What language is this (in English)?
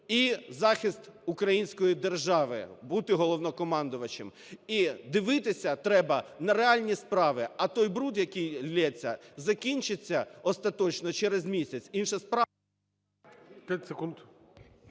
Ukrainian